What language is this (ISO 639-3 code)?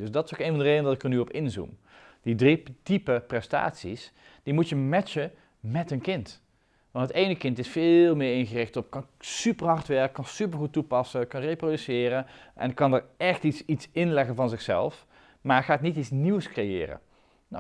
nld